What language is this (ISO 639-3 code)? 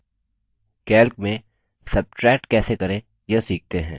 hin